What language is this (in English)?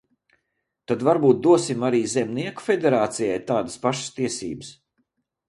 Latvian